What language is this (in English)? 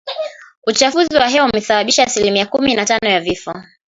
Swahili